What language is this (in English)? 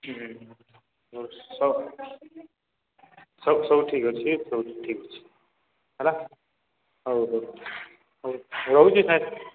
Odia